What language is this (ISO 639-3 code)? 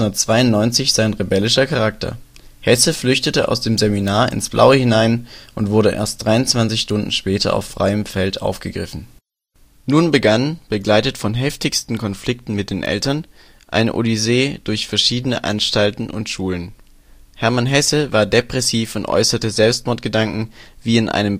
deu